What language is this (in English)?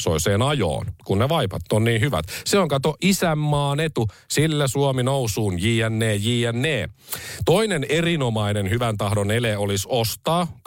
Finnish